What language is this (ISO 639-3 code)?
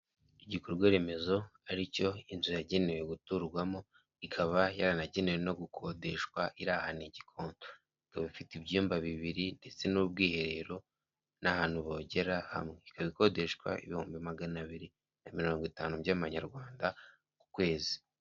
kin